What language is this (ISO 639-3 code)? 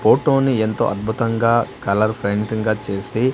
tel